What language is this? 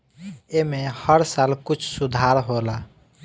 Bhojpuri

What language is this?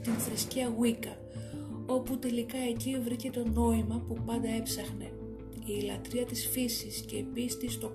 Greek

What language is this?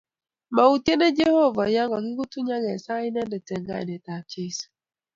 Kalenjin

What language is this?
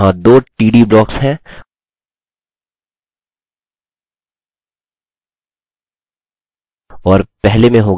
Hindi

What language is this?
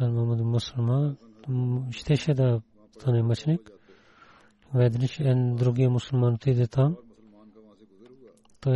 Bulgarian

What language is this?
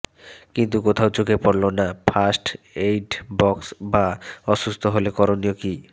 Bangla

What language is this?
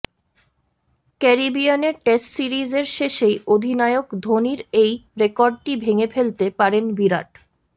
Bangla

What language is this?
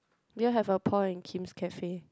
English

